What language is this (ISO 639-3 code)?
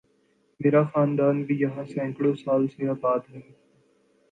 urd